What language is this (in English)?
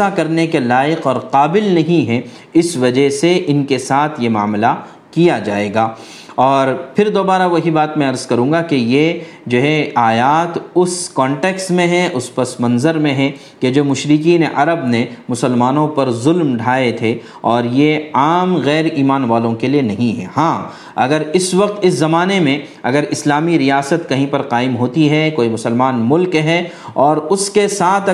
Urdu